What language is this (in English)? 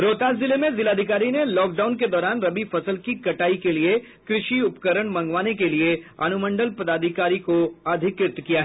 Hindi